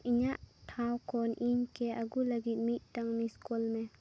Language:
Santali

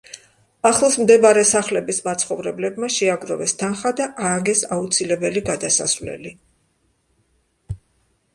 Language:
Georgian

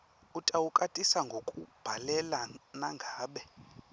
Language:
Swati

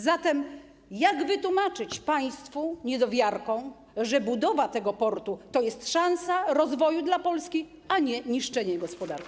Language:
Polish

